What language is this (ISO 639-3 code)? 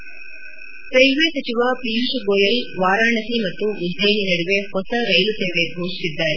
kan